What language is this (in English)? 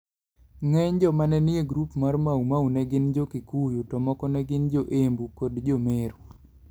Luo (Kenya and Tanzania)